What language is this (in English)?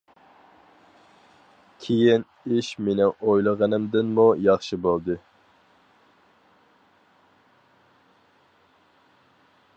Uyghur